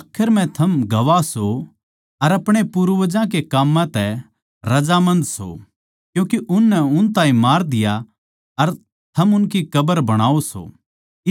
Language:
Haryanvi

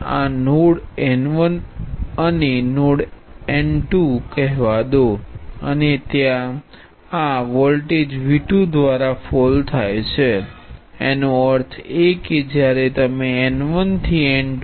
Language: Gujarati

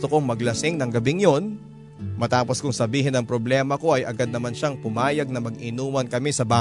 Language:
Filipino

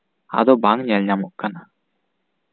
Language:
Santali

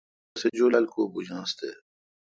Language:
Kalkoti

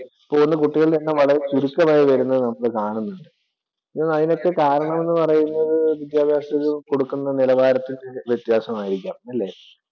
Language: Malayalam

